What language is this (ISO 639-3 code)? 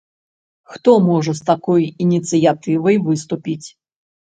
bel